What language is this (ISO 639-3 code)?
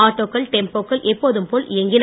tam